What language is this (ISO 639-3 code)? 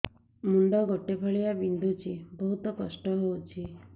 ori